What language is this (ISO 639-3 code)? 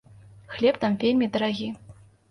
bel